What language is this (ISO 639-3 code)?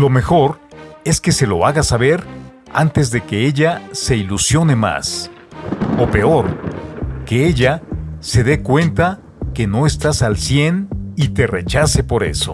spa